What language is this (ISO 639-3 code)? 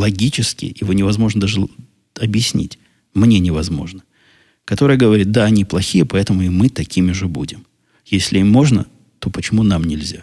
rus